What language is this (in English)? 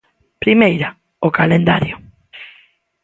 Galician